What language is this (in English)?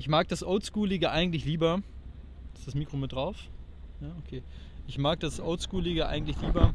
German